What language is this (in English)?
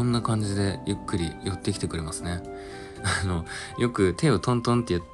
Japanese